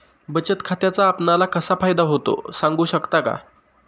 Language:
Marathi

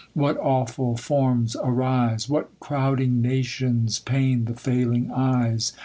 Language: English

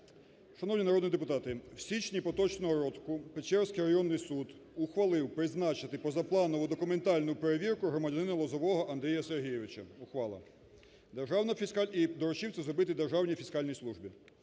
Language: Ukrainian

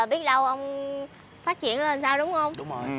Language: Vietnamese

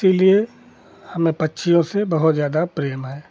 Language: Hindi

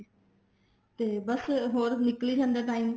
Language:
Punjabi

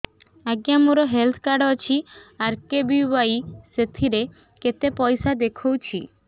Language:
Odia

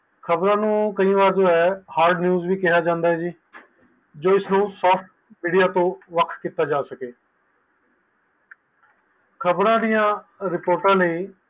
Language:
Punjabi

